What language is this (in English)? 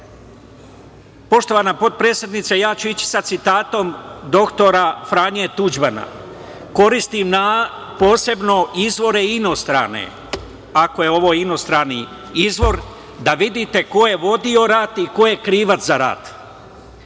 Serbian